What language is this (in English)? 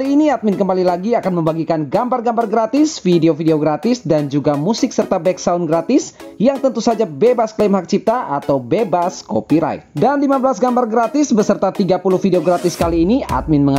Indonesian